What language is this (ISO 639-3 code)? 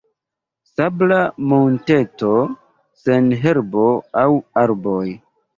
epo